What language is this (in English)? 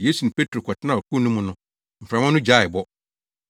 Akan